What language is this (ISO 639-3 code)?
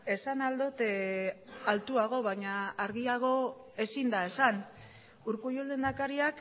eus